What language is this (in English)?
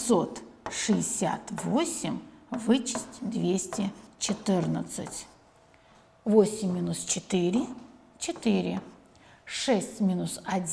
Russian